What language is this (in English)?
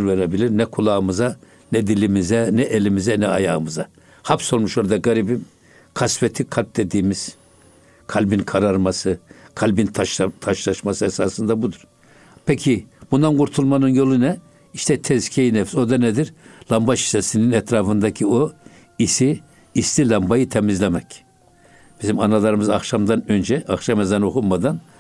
Turkish